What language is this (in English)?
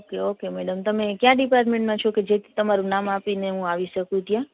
Gujarati